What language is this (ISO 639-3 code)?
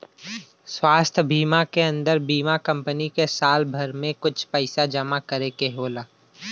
bho